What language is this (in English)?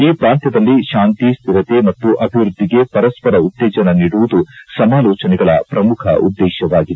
Kannada